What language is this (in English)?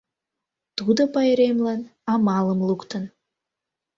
Mari